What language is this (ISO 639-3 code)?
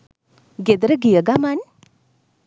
sin